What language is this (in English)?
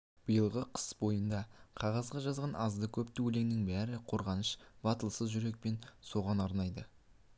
Kazakh